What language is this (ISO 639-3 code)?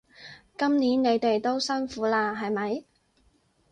yue